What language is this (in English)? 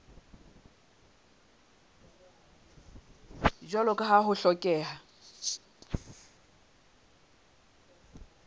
Southern Sotho